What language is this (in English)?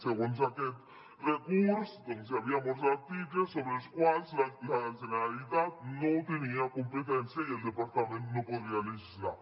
Catalan